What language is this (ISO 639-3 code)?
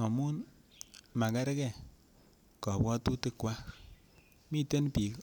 kln